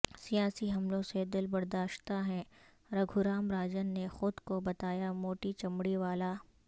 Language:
Urdu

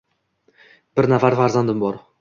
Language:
Uzbek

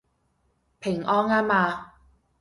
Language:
Cantonese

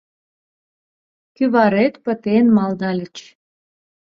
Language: Mari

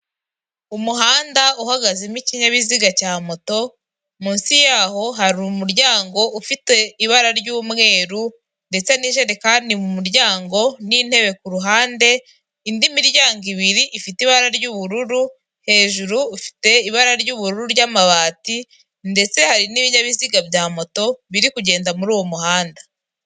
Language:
Kinyarwanda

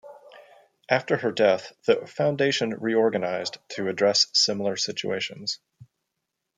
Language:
English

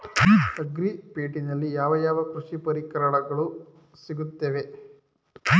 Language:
Kannada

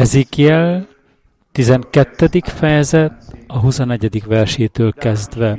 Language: Hungarian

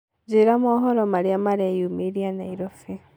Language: Kikuyu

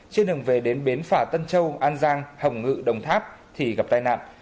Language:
Vietnamese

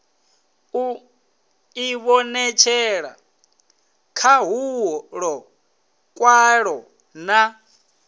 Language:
Venda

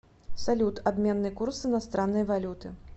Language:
Russian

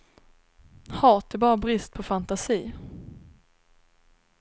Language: Swedish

